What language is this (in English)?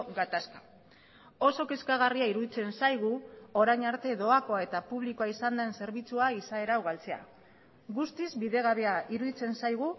Basque